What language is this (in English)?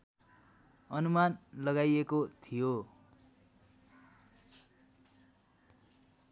Nepali